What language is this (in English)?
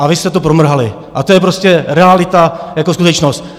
Czech